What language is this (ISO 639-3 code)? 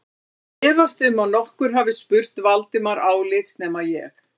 isl